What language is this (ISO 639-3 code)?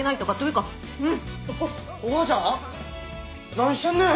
jpn